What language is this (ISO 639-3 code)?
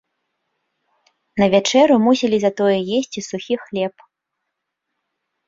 bel